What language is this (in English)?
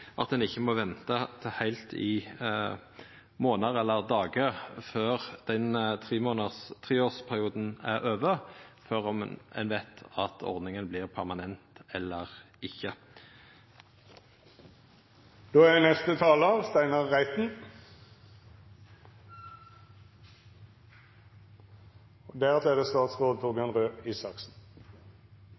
Norwegian